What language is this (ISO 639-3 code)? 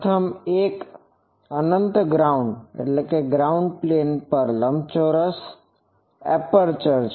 guj